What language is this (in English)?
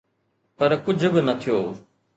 Sindhi